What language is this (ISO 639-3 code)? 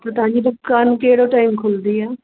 snd